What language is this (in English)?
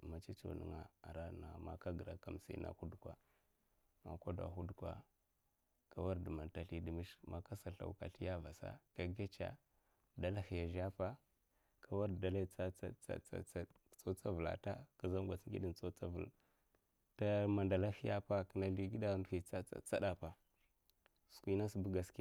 Mafa